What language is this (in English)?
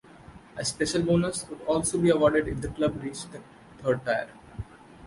English